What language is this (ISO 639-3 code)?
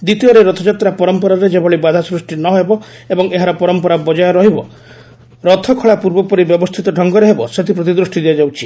ori